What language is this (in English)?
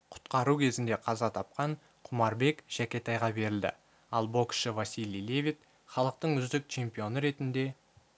Kazakh